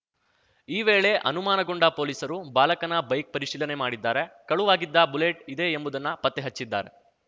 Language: Kannada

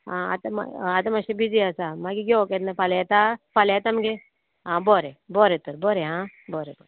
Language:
Konkani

